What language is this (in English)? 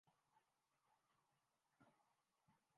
Urdu